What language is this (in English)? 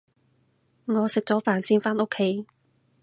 Cantonese